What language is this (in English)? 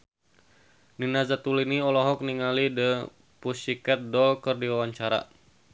Sundanese